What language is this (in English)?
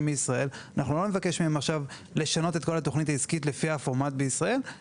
Hebrew